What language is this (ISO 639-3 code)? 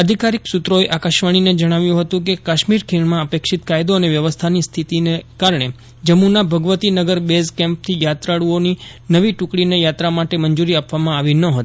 guj